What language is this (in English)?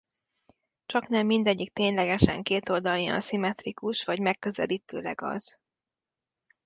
Hungarian